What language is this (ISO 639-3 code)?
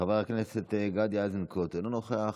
heb